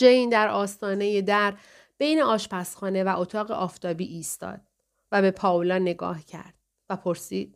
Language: Persian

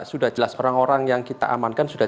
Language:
Indonesian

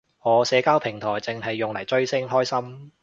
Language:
Cantonese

